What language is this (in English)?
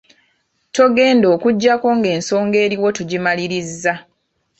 Ganda